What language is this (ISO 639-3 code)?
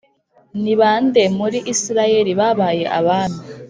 kin